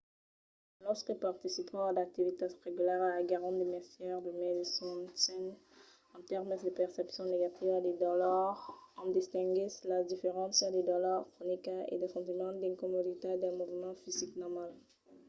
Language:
Occitan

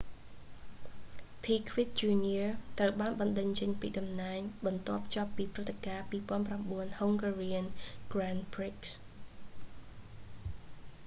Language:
Khmer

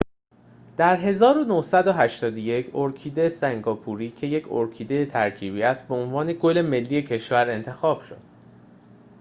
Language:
Persian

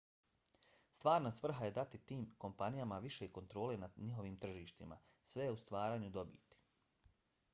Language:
Bosnian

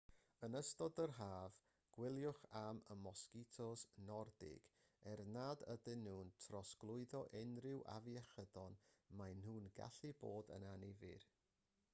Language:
Welsh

